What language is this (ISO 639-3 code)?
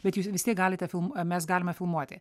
lit